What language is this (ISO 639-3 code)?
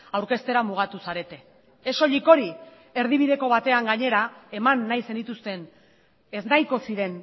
eus